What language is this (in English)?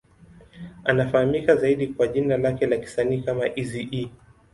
Swahili